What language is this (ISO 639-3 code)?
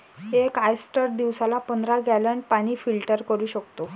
mar